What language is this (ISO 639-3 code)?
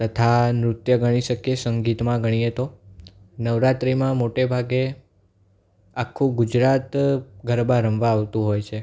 guj